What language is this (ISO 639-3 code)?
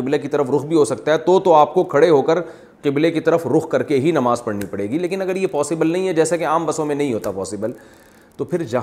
urd